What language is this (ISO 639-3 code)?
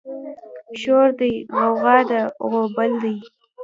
pus